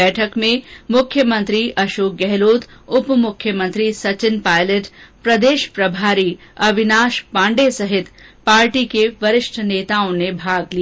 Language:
Hindi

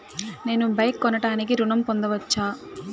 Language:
Telugu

